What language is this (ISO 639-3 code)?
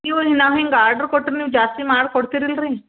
kan